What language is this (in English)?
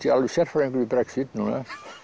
Icelandic